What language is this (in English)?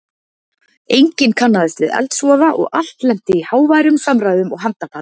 Icelandic